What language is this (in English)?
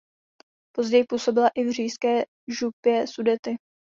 Czech